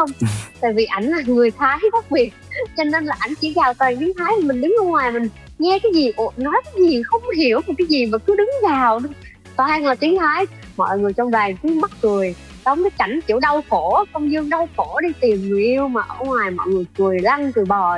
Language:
Vietnamese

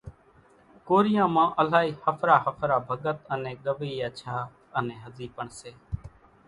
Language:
Kachi Koli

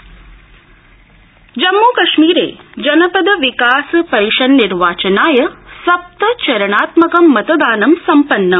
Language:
Sanskrit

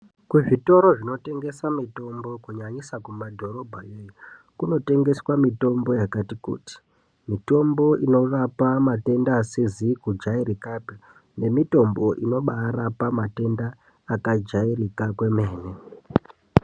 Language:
Ndau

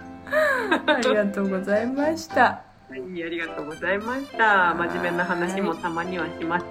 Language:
Japanese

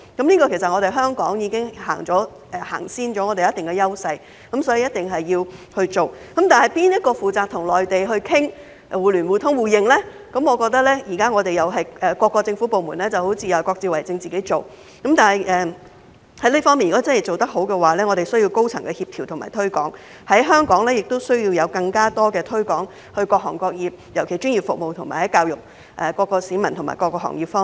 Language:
Cantonese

